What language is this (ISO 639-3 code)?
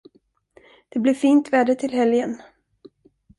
swe